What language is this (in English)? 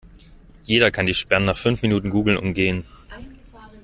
German